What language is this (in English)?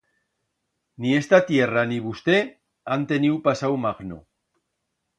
Aragonese